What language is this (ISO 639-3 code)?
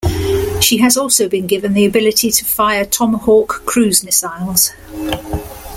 eng